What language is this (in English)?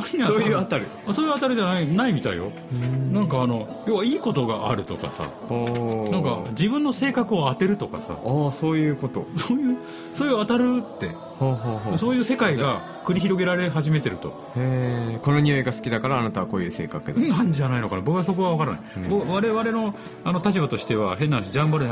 Japanese